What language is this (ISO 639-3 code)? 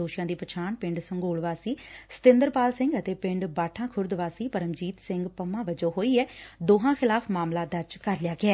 pan